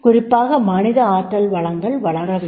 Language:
Tamil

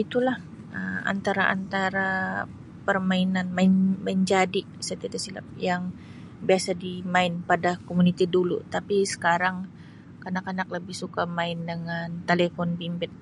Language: Sabah Malay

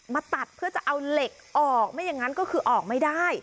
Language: Thai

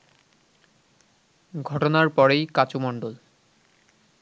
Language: Bangla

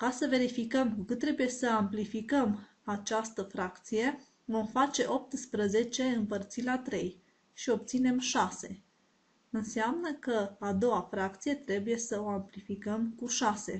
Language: Romanian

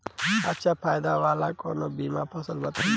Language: Bhojpuri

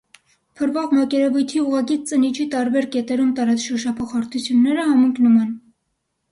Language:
Armenian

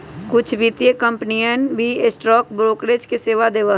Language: Magahi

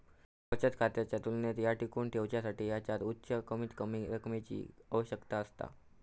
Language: Marathi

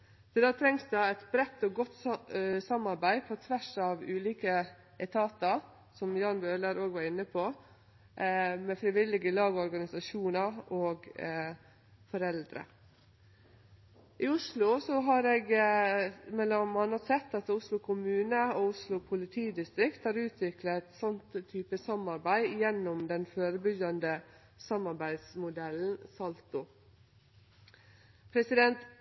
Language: Norwegian Nynorsk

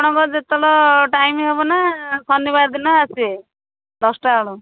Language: Odia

